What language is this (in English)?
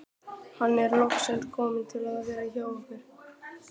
Icelandic